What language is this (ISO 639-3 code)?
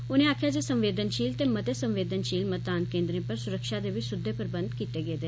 doi